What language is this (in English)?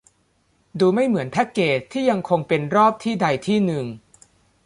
Thai